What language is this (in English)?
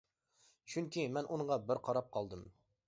Uyghur